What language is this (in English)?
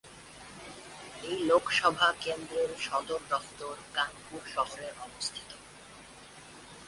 Bangla